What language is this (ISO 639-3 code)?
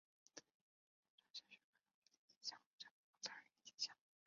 zho